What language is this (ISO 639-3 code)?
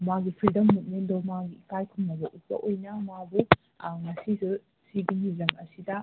mni